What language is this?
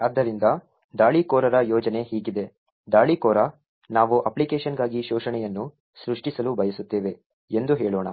Kannada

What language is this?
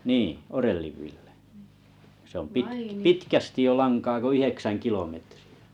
Finnish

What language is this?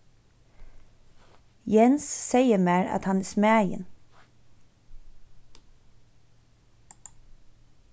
Faroese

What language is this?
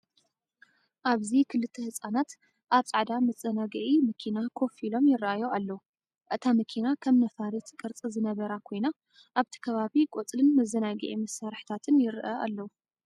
Tigrinya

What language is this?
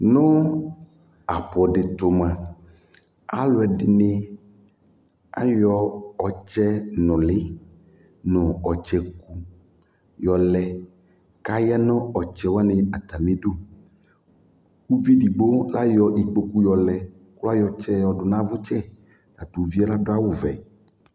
Ikposo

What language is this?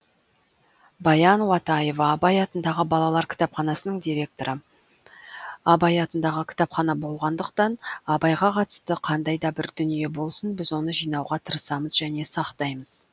Kazakh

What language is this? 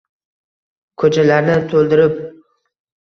Uzbek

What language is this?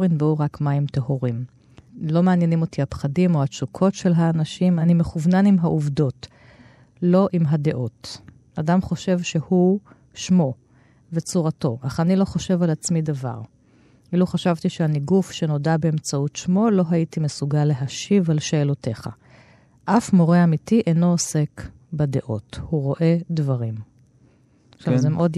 Hebrew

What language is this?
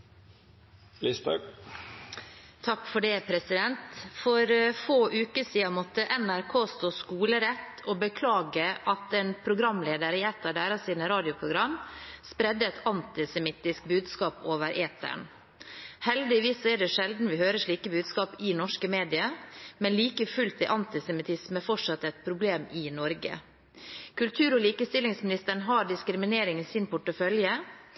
Norwegian Bokmål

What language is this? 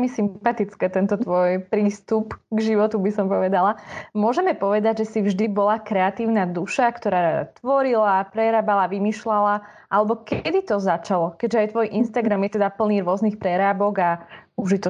Slovak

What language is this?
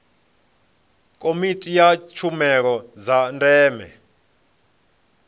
Venda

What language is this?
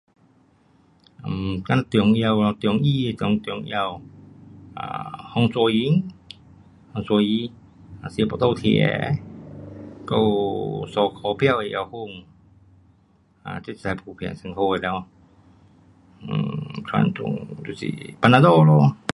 Pu-Xian Chinese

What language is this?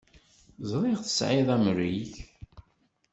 Kabyle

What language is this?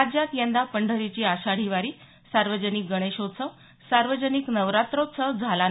Marathi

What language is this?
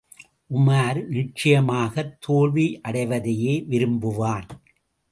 Tamil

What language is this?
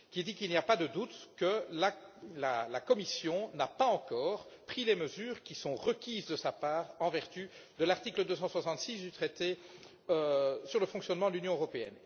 French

